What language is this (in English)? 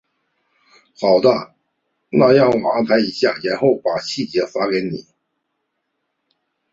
Chinese